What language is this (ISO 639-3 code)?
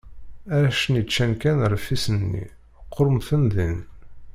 kab